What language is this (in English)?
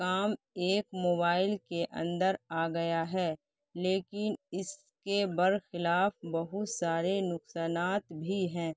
Urdu